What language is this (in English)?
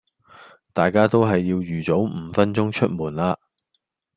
Cantonese